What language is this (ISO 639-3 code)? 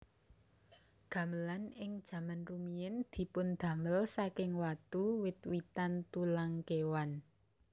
jav